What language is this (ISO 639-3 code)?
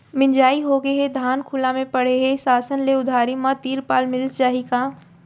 hne